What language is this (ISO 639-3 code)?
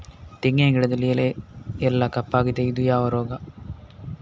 kan